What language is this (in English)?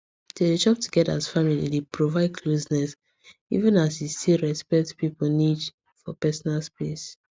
Nigerian Pidgin